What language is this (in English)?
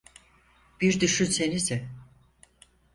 Turkish